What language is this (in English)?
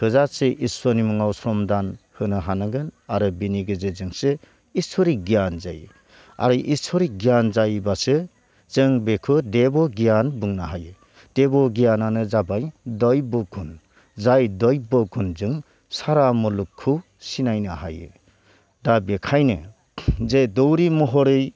Bodo